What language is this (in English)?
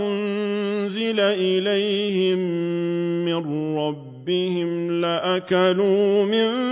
Arabic